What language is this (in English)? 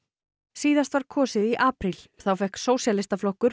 Icelandic